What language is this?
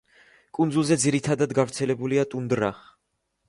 Georgian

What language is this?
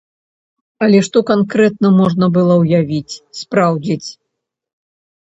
Belarusian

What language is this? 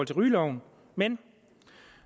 Danish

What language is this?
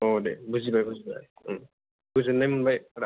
Bodo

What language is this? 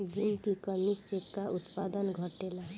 Bhojpuri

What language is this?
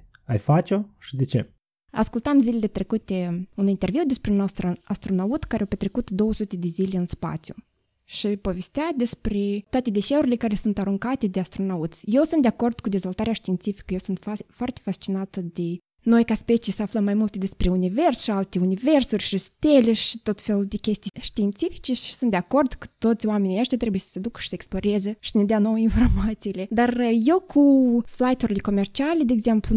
Romanian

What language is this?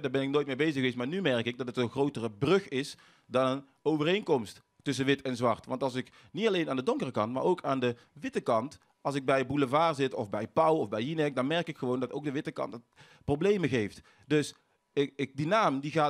Dutch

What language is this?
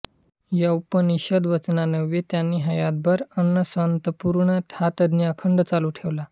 Marathi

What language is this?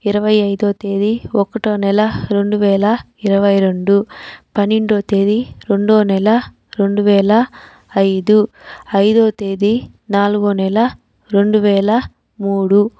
Telugu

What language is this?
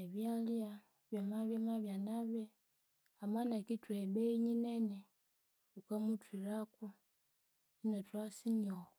Konzo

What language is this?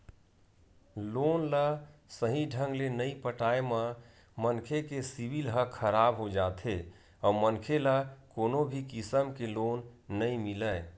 Chhattisgarhi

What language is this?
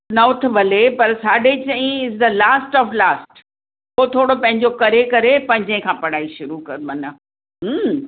Sindhi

